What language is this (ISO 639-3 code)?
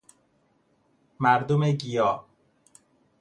fas